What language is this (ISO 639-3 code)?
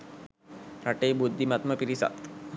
sin